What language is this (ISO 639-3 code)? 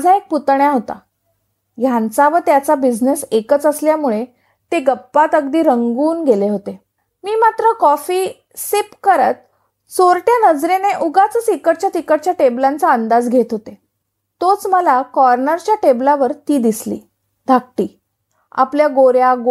mar